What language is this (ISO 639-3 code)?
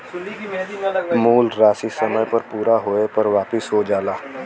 bho